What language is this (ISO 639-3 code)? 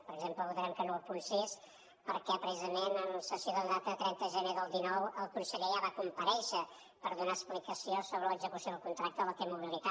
cat